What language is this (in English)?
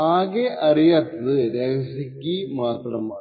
Malayalam